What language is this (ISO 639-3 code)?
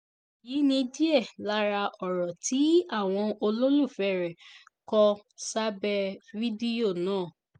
yor